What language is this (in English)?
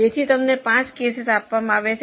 Gujarati